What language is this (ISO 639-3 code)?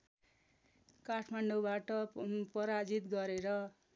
nep